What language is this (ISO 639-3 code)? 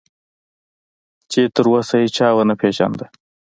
pus